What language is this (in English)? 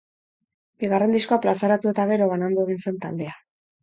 Basque